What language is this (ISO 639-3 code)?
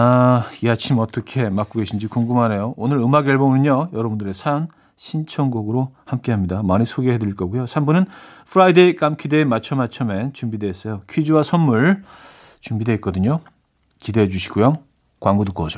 kor